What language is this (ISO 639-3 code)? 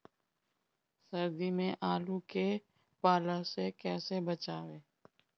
bho